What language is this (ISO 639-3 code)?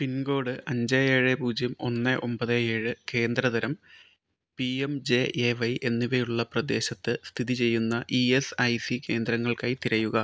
mal